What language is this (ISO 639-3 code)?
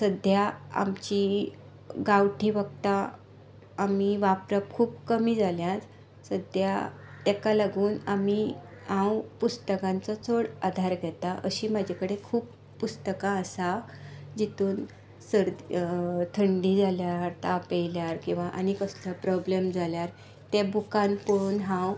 kok